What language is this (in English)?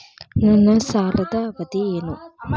Kannada